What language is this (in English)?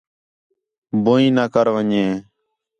Khetrani